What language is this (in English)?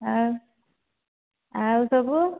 Odia